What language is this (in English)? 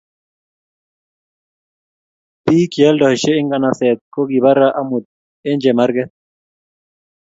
Kalenjin